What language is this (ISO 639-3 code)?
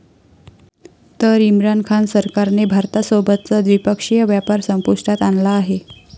mar